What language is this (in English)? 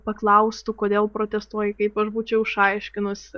Lithuanian